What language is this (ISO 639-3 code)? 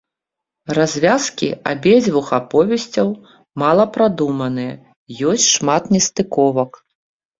bel